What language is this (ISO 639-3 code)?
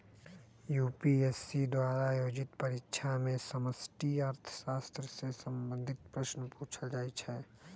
mag